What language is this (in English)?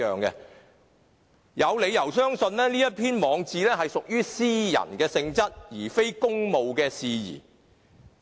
Cantonese